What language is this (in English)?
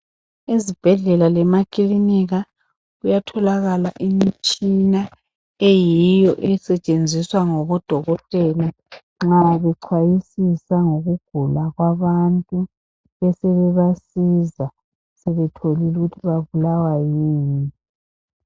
North Ndebele